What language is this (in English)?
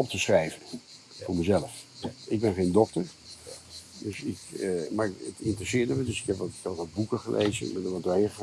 Dutch